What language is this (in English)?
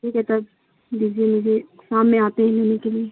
Urdu